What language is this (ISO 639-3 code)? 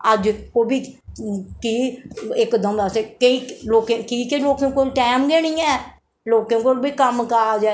doi